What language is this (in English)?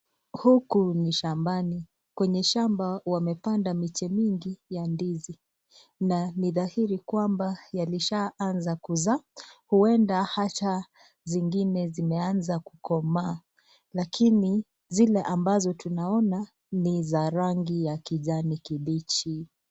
Swahili